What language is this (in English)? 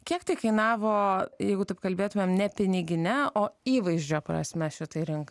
Lithuanian